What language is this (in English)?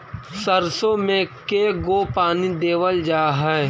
Magahi